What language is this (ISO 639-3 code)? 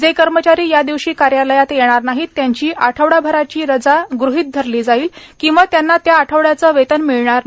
mar